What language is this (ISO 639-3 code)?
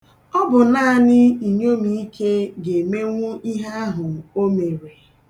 ibo